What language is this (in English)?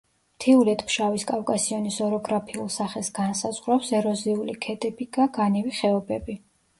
Georgian